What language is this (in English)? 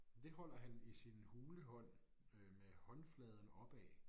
Danish